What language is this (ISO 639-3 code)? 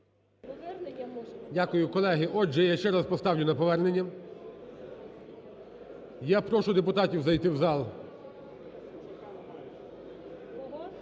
ukr